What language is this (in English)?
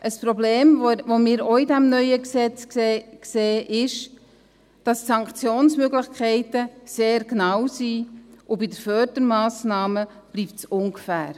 Swiss German